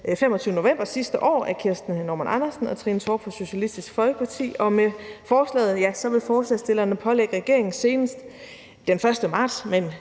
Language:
Danish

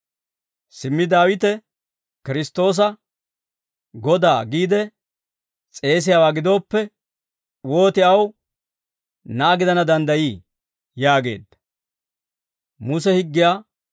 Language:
Dawro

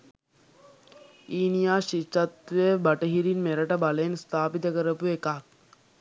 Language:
Sinhala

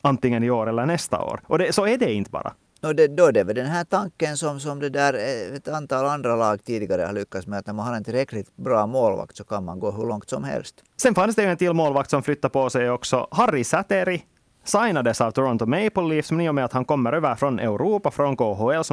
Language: Swedish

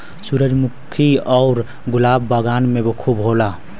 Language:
Bhojpuri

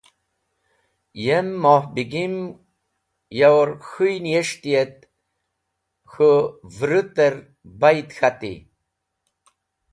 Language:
Wakhi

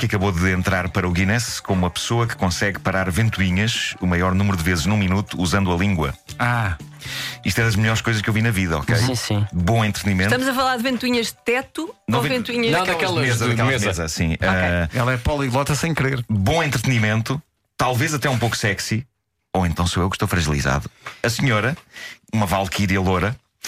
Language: Portuguese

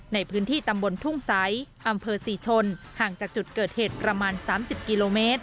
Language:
Thai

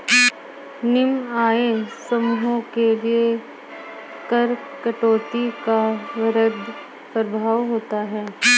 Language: Hindi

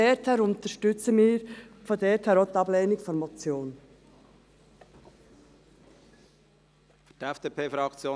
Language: Swiss German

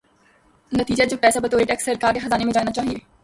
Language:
Urdu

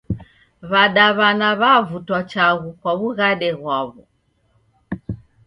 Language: Taita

